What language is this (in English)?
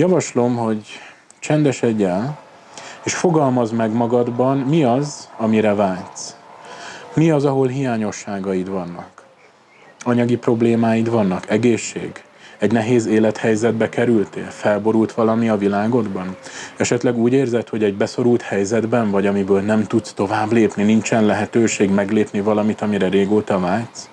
Hungarian